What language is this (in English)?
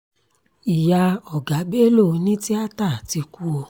Yoruba